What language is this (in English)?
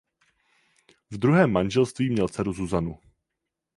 Czech